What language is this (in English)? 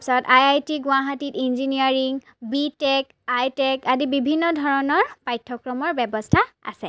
Assamese